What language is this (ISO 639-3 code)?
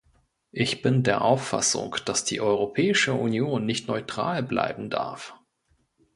deu